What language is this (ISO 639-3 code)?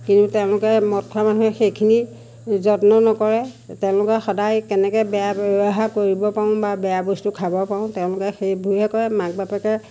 asm